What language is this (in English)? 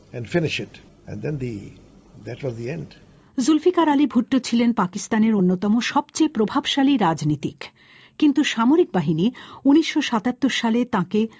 Bangla